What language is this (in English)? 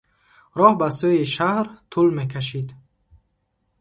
Tajik